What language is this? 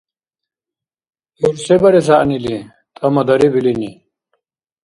Dargwa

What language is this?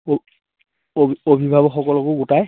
Assamese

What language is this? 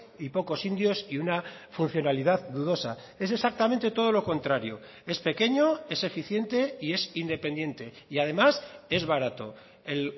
Spanish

